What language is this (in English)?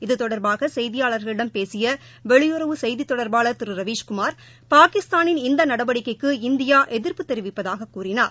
Tamil